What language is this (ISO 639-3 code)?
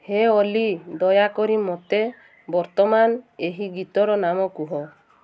ori